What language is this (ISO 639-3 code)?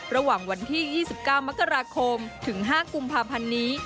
tha